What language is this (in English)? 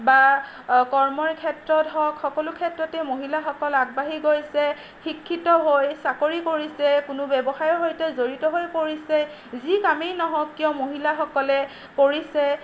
Assamese